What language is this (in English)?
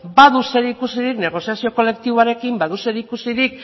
Basque